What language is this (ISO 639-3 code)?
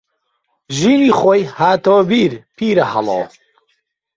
ckb